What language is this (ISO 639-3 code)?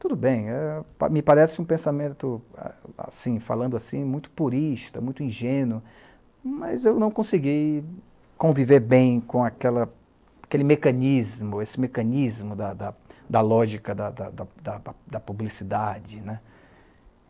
por